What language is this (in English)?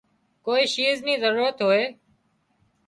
Wadiyara Koli